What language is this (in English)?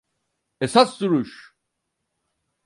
Turkish